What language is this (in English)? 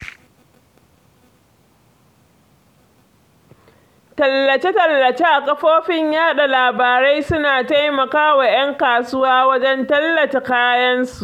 Hausa